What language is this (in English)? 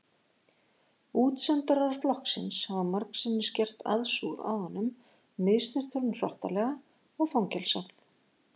Icelandic